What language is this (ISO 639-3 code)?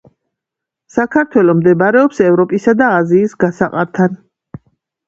kat